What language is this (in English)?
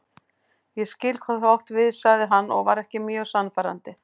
Icelandic